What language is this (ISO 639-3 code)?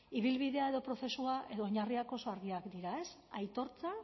eus